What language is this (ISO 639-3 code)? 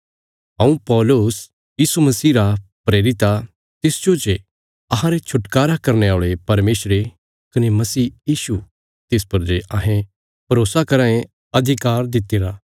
kfs